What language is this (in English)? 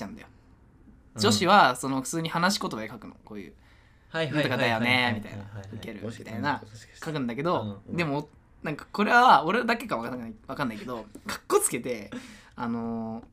Japanese